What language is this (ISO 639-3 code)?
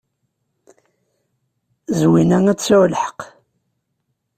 kab